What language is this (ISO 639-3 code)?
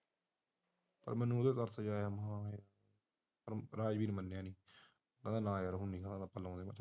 pan